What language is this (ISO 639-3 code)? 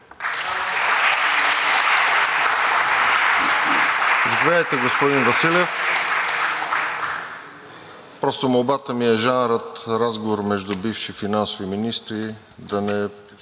bul